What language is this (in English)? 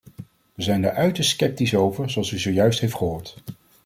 Dutch